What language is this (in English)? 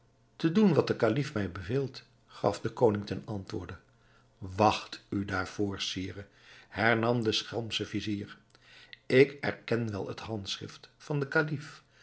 Dutch